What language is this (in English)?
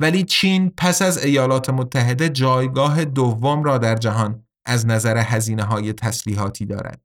Persian